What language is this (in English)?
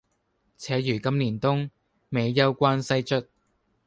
Cantonese